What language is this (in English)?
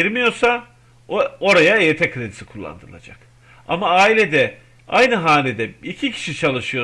Turkish